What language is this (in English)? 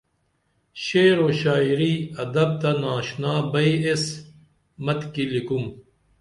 Dameli